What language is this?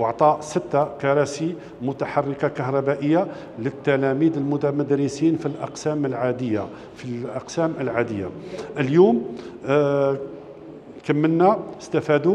Arabic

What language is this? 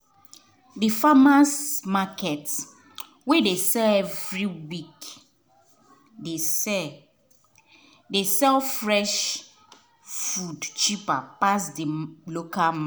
Nigerian Pidgin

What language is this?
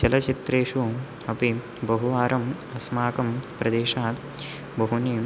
Sanskrit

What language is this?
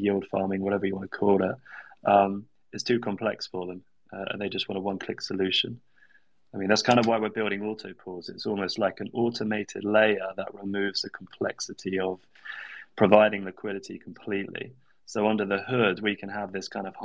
English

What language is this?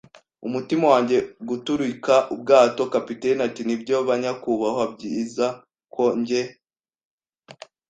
Kinyarwanda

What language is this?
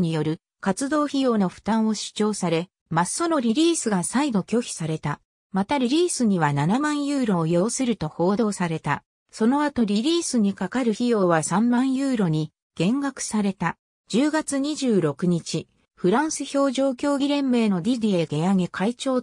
Japanese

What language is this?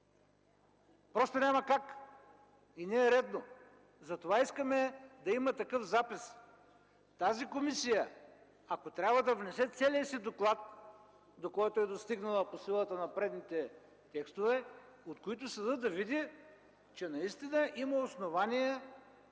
Bulgarian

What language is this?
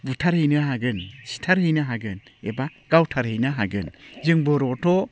Bodo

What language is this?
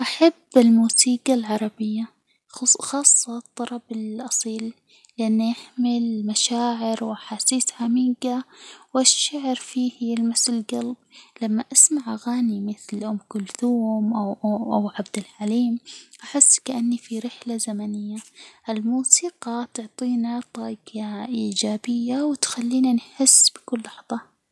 Hijazi Arabic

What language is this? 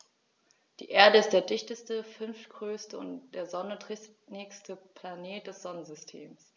German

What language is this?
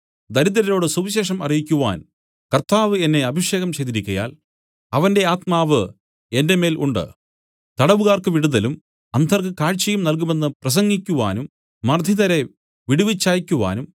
Malayalam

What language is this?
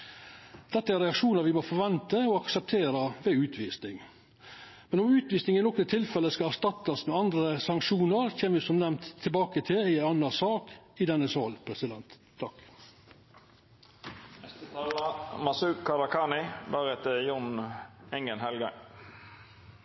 Norwegian Nynorsk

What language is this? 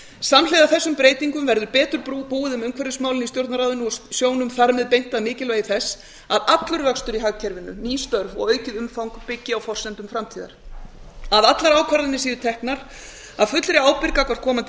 Icelandic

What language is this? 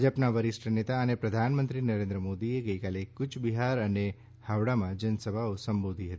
Gujarati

